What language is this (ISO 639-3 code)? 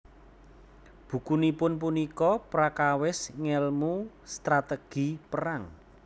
jav